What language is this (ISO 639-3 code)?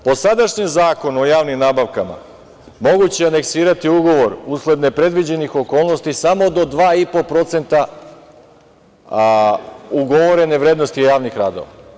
srp